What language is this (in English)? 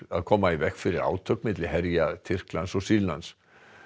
Icelandic